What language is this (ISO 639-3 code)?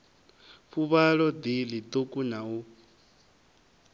ven